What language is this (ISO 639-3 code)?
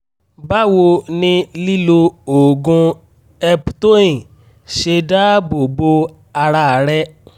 yor